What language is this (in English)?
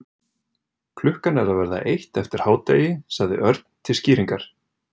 Icelandic